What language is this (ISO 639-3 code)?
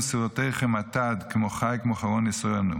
heb